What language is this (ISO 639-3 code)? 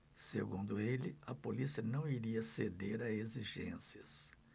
por